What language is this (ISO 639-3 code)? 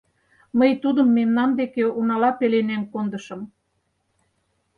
chm